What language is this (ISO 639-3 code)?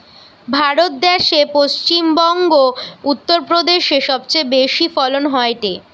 ben